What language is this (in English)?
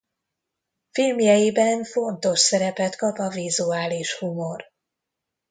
Hungarian